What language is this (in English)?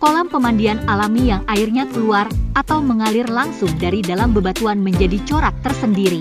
Indonesian